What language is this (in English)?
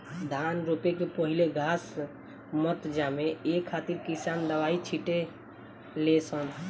Bhojpuri